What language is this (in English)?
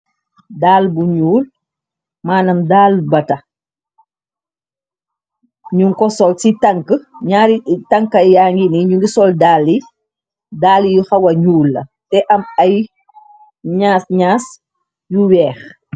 Wolof